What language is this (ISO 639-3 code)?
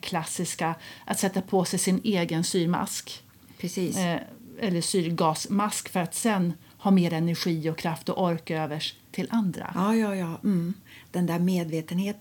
swe